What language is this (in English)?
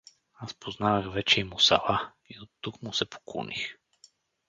Bulgarian